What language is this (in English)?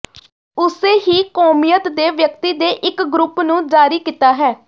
Punjabi